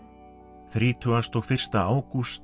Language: Icelandic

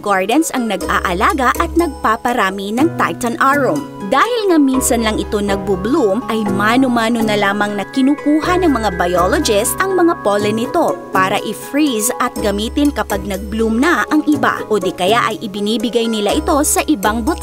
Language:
Filipino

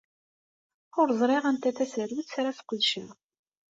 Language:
Kabyle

